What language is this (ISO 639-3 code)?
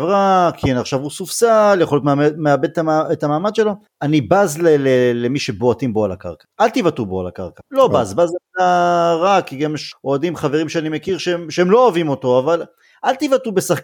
heb